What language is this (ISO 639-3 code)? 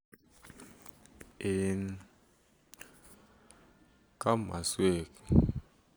kln